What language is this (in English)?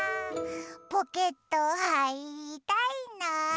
Japanese